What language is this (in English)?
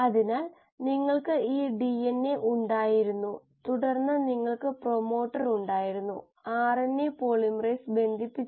Malayalam